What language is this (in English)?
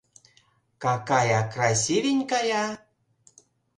Mari